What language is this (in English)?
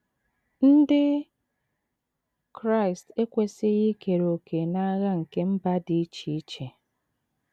Igbo